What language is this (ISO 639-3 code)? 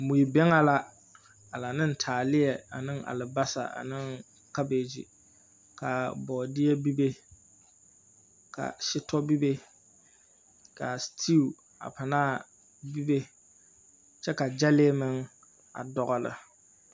dga